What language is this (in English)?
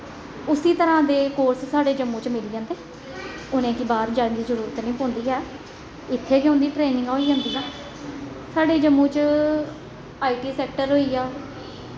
Dogri